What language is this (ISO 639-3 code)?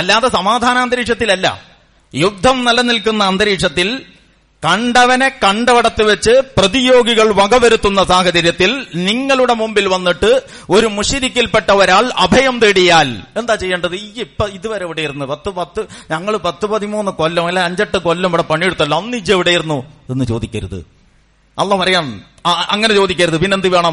mal